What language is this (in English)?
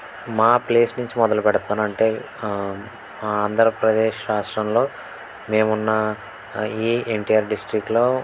Telugu